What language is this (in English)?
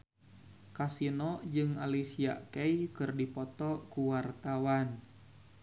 Sundanese